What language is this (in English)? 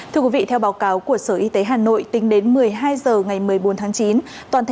Vietnamese